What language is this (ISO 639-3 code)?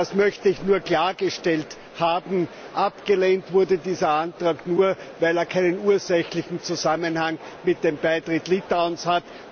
deu